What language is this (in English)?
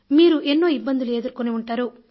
Telugu